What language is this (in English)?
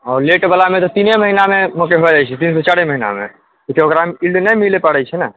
Maithili